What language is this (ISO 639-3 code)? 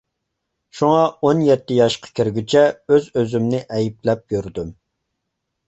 uig